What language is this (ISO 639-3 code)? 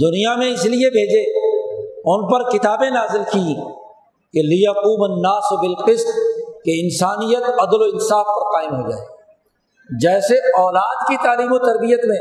urd